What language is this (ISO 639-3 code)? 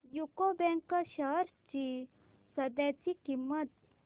mar